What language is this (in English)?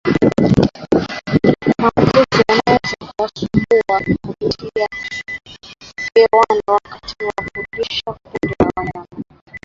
Swahili